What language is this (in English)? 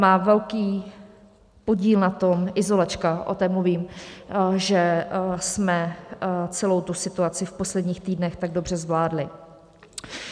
Czech